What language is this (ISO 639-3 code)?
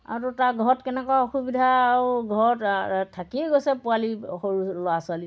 asm